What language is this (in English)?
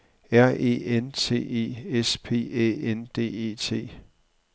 Danish